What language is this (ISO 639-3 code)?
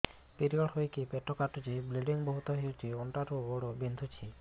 ori